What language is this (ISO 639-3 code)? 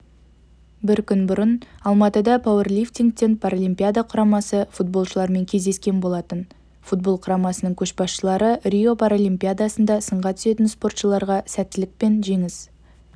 kaz